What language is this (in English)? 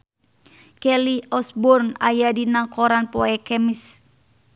Sundanese